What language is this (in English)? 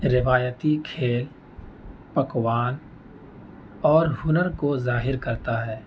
Urdu